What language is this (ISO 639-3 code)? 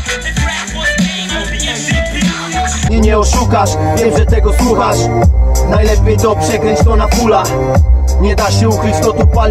pol